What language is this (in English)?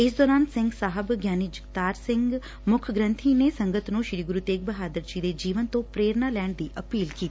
Punjabi